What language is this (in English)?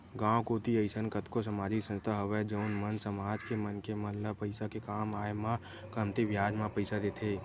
Chhattisgarhi